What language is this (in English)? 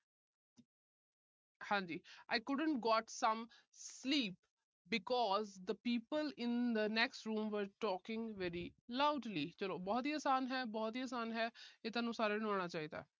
Punjabi